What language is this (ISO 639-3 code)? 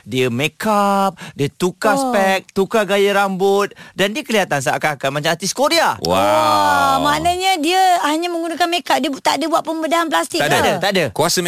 msa